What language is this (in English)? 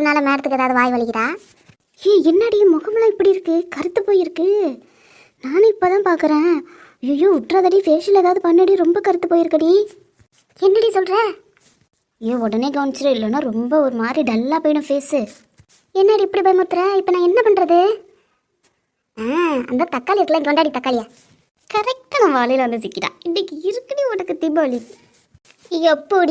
Tamil